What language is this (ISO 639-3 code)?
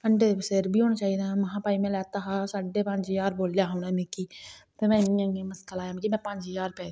doi